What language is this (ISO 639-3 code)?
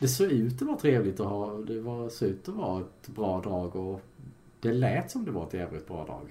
swe